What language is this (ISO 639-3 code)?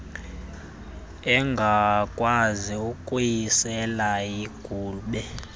xho